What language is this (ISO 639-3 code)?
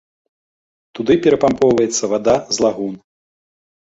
bel